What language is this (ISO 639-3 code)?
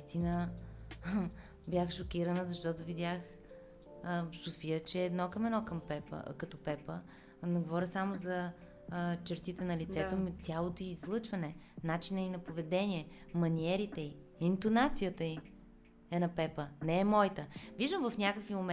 bul